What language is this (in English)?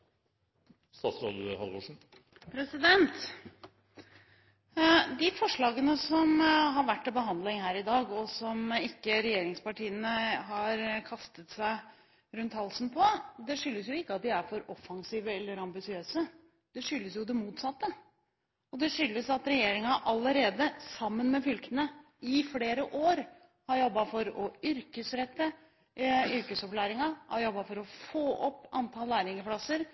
Norwegian Bokmål